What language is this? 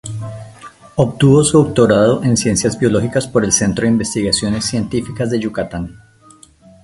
Spanish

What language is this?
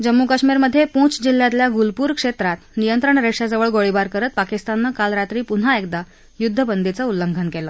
Marathi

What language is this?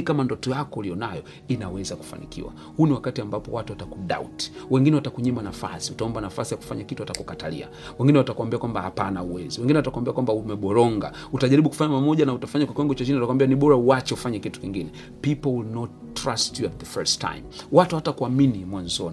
Swahili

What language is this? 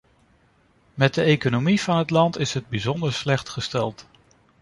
Dutch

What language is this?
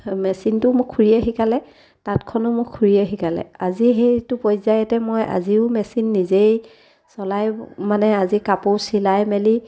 Assamese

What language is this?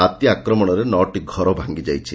Odia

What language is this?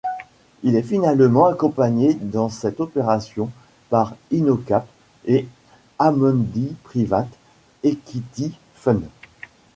French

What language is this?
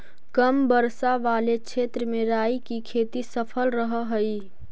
Magahi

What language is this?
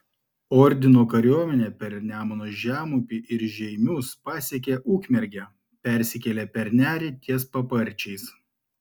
Lithuanian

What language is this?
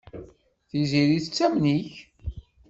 Kabyle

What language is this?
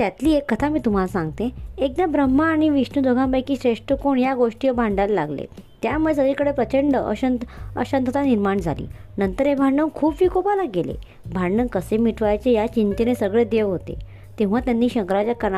Hindi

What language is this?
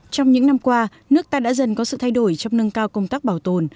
Vietnamese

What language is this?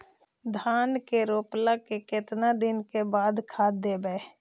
Magahi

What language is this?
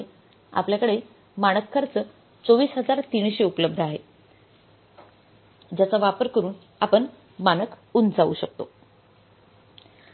Marathi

